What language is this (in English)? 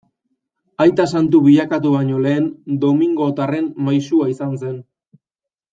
Basque